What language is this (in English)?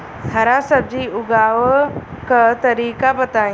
Bhojpuri